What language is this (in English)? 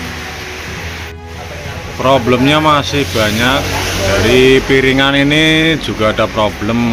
Indonesian